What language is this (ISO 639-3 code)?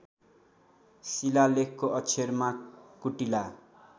nep